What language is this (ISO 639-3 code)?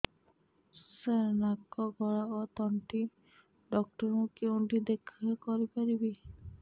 ori